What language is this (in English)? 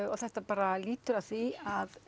Icelandic